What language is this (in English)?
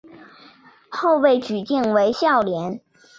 Chinese